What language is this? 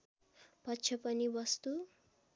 Nepali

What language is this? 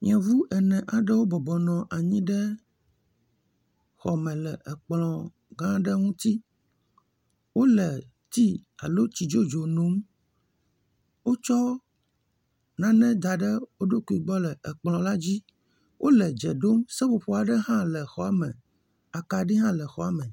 Ewe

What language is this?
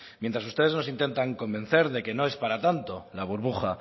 Spanish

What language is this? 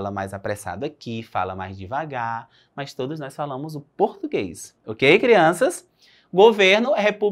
Portuguese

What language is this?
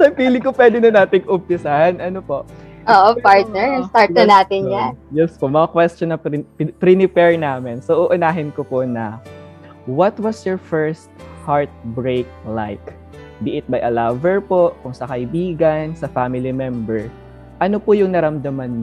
Filipino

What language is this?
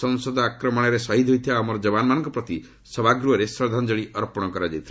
Odia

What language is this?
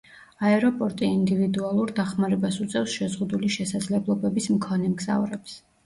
Georgian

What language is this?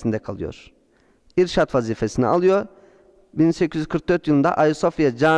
Turkish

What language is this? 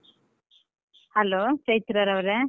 Kannada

